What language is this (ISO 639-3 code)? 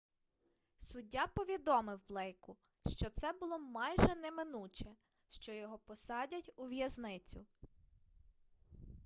ukr